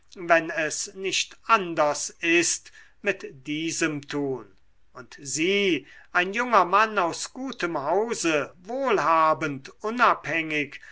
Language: German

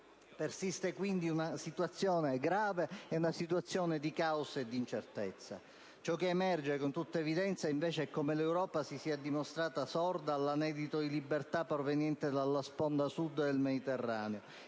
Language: Italian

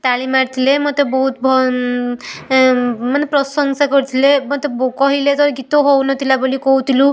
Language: Odia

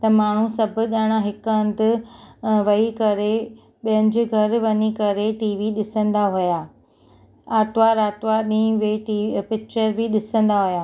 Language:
Sindhi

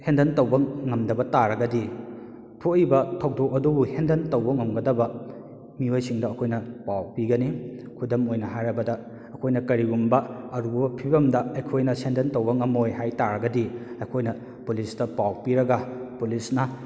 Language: Manipuri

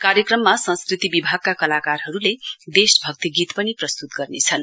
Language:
Nepali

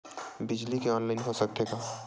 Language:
Chhattisgarhi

